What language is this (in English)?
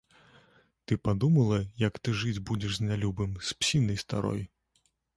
Belarusian